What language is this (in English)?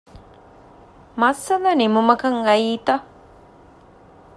Divehi